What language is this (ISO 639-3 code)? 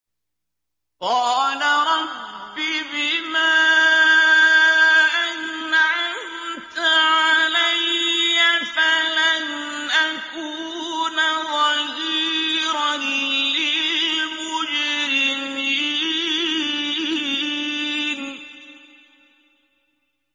ara